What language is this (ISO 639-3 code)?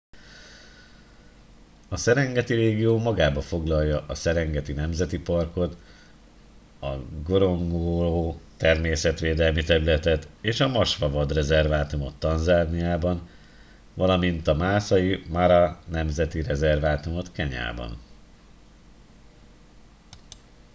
hun